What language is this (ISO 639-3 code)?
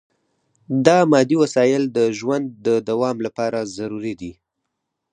pus